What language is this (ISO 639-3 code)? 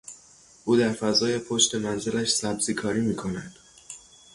fas